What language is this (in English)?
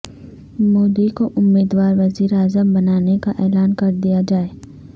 Urdu